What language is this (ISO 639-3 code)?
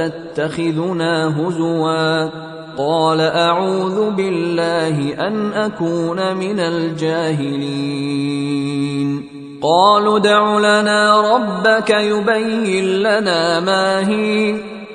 ara